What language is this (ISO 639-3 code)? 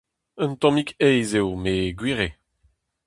bre